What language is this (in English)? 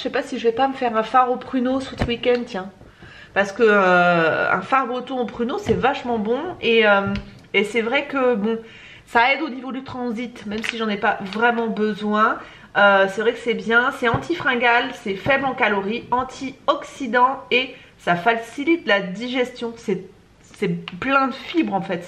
French